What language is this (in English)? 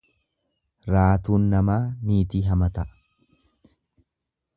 Oromo